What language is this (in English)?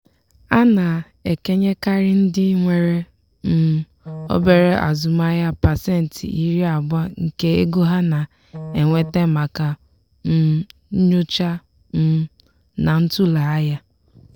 Igbo